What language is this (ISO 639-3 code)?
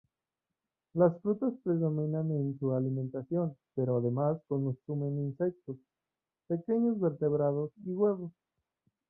spa